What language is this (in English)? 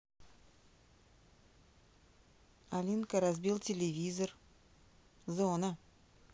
Russian